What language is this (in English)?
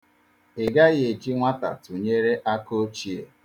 Igbo